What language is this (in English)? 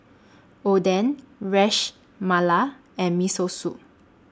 English